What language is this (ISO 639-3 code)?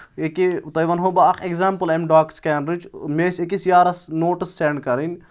kas